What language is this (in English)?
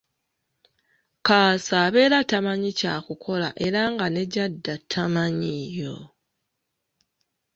Ganda